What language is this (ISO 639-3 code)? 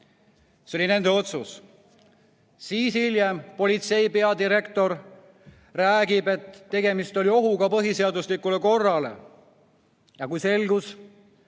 est